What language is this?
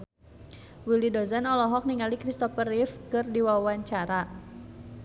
Sundanese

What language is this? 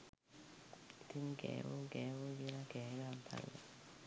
Sinhala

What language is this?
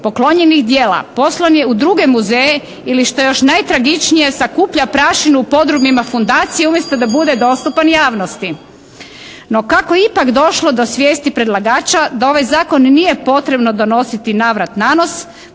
Croatian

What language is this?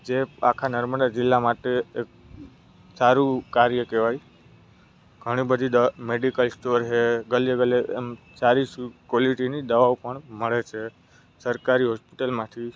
Gujarati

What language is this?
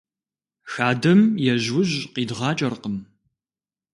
Kabardian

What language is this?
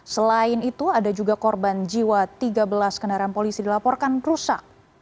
Indonesian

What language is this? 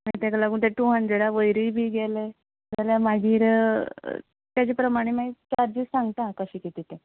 Konkani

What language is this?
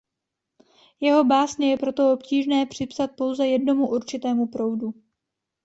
Czech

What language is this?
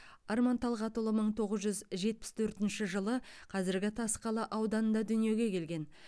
Kazakh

